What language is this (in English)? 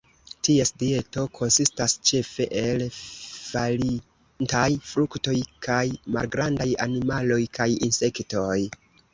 Esperanto